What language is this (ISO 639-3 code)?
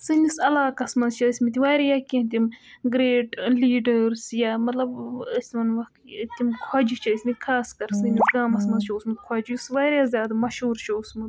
kas